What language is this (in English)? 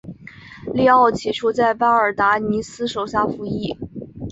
Chinese